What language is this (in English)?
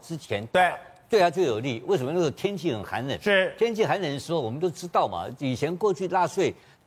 Chinese